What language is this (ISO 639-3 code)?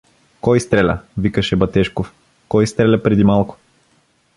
bul